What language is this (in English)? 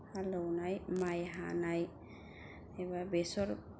Bodo